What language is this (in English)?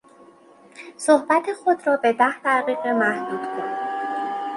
Persian